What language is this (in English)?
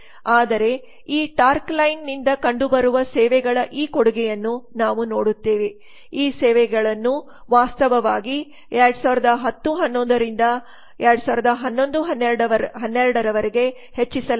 Kannada